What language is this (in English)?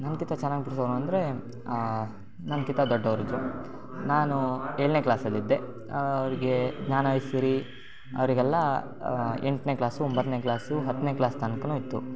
Kannada